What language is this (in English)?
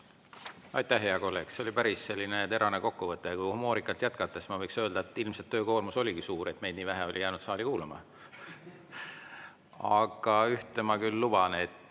Estonian